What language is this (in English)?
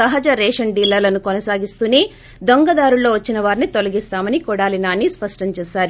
Telugu